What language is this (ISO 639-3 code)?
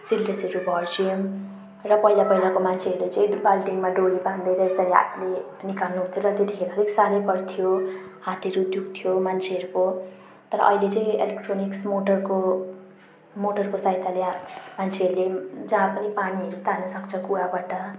nep